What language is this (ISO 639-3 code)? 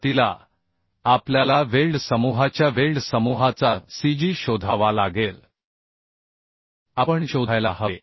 mar